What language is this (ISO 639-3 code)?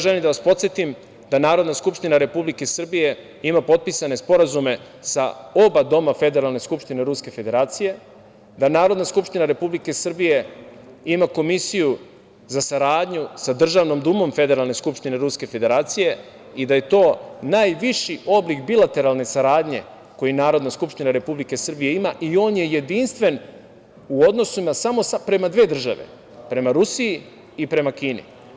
srp